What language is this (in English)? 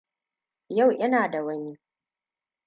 Hausa